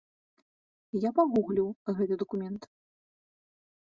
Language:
Belarusian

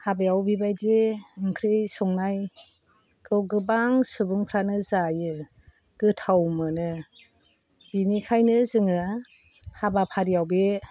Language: Bodo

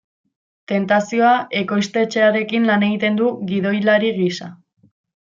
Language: Basque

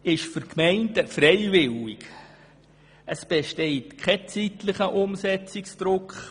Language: Swiss German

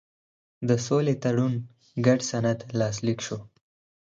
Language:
Pashto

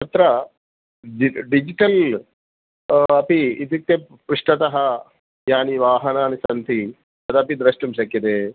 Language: Sanskrit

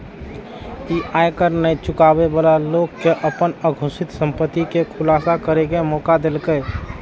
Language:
Maithili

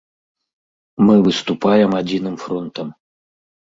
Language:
Belarusian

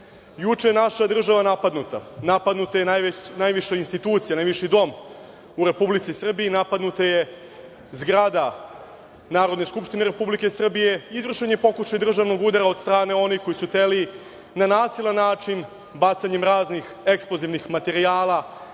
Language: Serbian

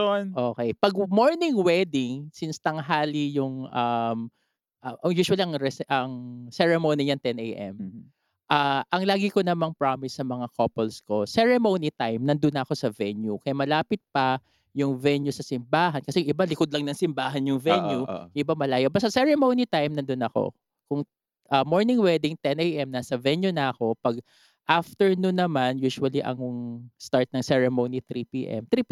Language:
Filipino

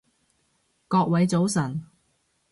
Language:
Cantonese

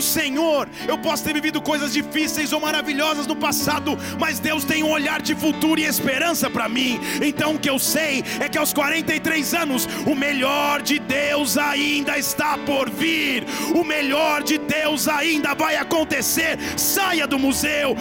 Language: Portuguese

